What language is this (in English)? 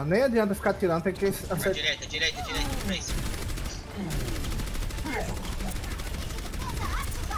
Portuguese